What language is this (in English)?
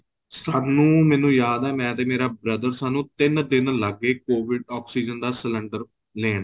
Punjabi